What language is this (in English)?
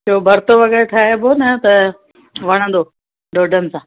Sindhi